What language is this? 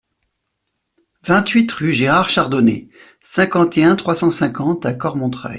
French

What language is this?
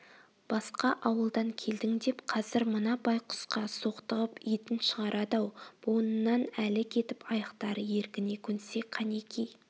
Kazakh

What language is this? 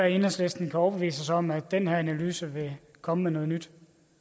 Danish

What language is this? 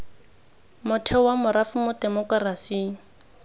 Tswana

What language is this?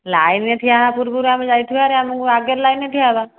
Odia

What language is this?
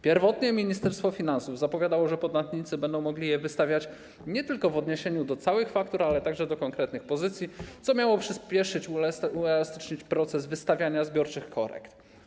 Polish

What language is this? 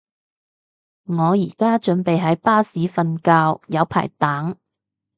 Cantonese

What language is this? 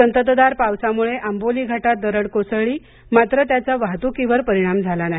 Marathi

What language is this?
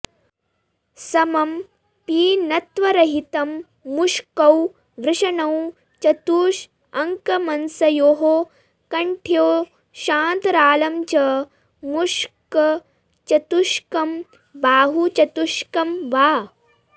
Sanskrit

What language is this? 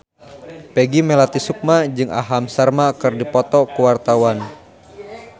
Sundanese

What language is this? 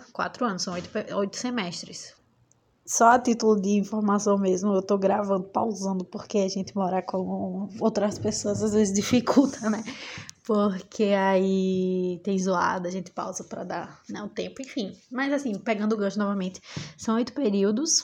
Portuguese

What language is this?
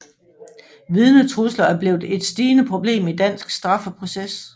Danish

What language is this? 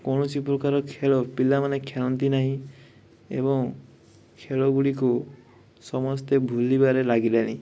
Odia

